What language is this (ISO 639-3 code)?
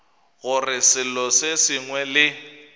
nso